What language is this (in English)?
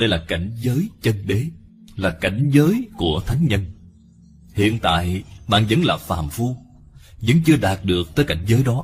Vietnamese